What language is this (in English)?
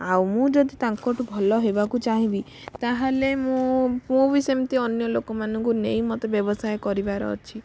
Odia